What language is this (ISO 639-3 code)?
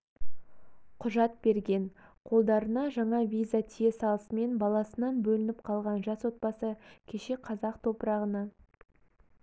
kaz